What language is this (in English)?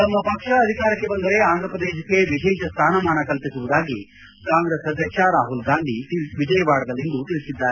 Kannada